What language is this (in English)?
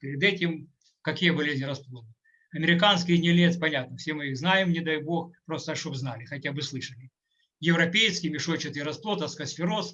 Russian